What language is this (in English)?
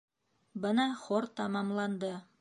Bashkir